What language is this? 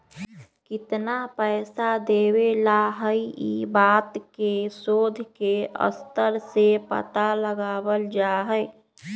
Magahi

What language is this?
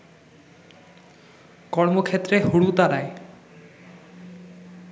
Bangla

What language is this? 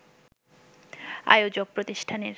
Bangla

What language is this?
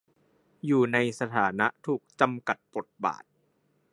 Thai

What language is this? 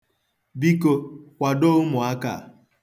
Igbo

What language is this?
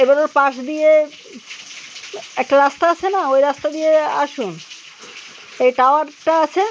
Bangla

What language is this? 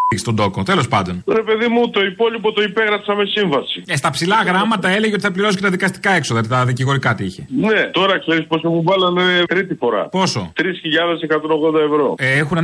Greek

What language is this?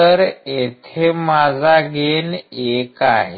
Marathi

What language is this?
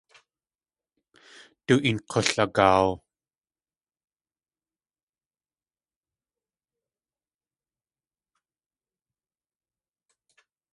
Tlingit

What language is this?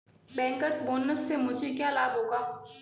Hindi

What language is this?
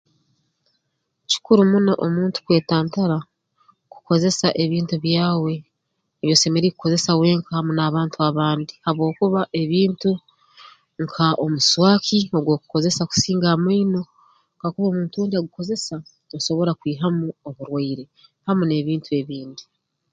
Tooro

